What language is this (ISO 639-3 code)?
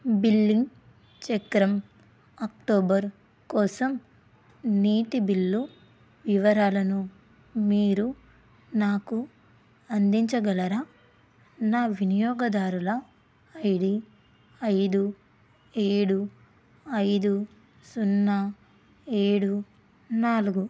tel